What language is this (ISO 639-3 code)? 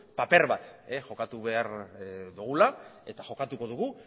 eus